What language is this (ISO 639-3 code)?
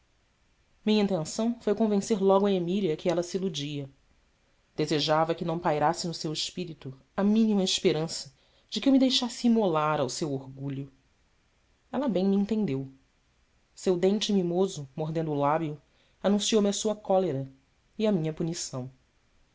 por